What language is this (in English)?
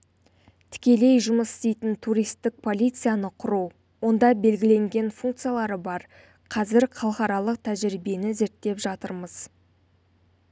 Kazakh